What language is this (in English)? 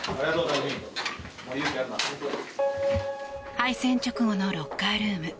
Japanese